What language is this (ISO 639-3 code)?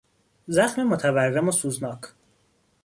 fas